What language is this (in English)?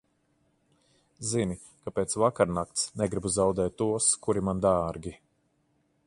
Latvian